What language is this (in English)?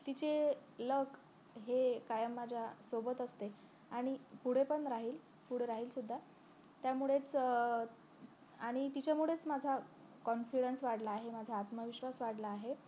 Marathi